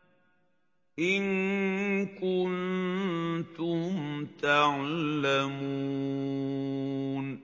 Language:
Arabic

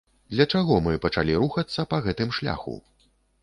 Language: Belarusian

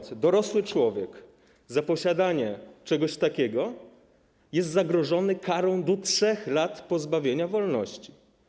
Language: Polish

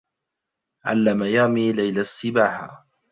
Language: Arabic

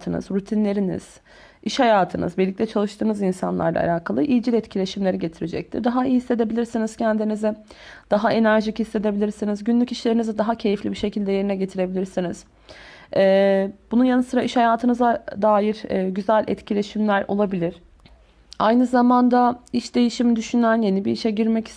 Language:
Turkish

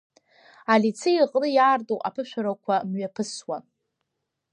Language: Abkhazian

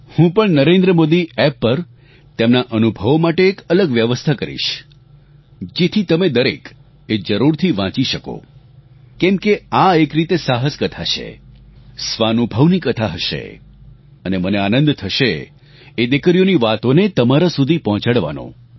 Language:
Gujarati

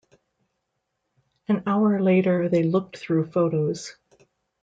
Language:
English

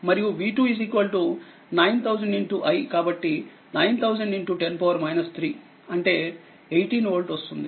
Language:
Telugu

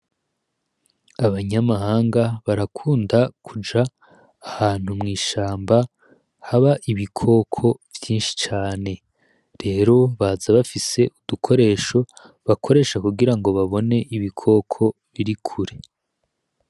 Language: Rundi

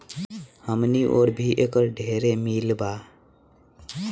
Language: Bhojpuri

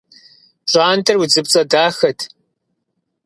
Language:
Kabardian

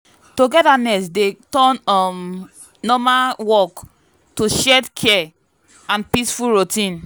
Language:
Nigerian Pidgin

